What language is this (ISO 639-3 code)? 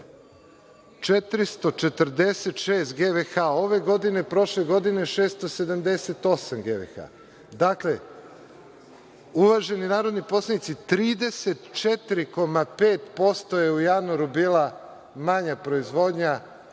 srp